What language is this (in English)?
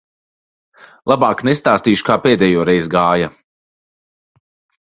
Latvian